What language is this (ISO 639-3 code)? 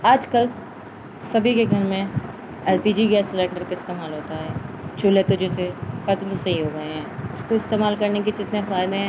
urd